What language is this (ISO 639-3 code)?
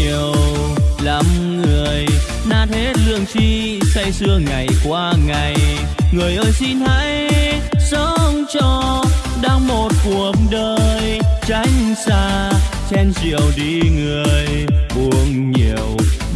vie